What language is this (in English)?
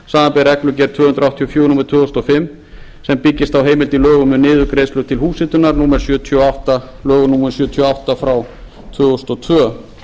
Icelandic